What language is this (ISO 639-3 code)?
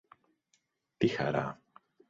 ell